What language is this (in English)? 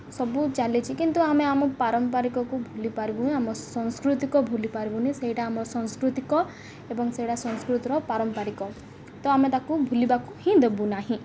Odia